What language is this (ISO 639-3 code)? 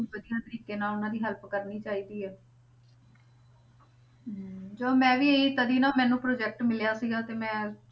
pan